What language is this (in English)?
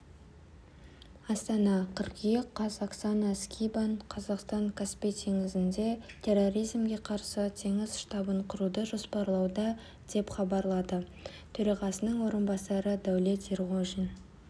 Kazakh